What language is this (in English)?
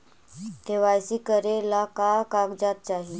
Magahi